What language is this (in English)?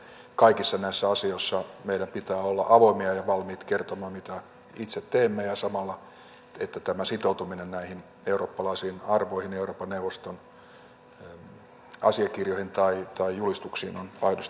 Finnish